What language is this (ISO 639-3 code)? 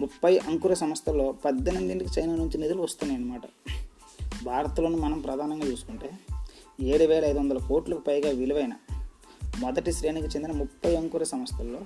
tel